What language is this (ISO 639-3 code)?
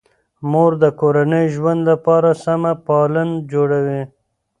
pus